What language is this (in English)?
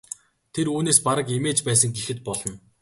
Mongolian